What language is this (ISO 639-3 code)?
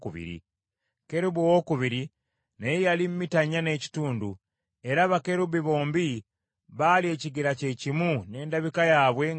lug